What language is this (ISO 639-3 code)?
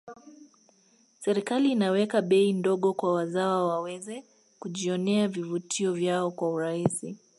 swa